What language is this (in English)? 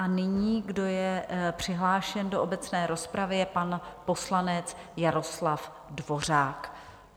Czech